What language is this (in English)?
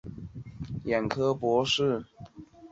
Chinese